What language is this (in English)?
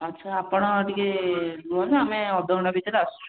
Odia